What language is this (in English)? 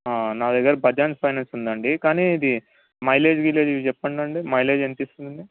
Telugu